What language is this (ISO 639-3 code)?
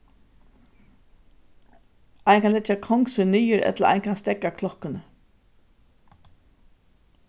fao